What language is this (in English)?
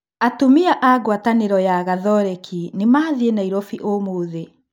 Kikuyu